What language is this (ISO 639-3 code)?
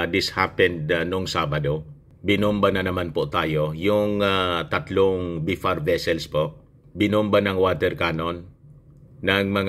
fil